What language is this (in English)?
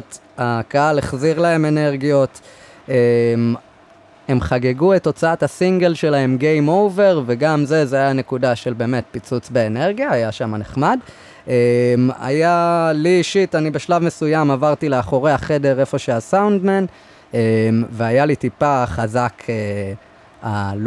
Hebrew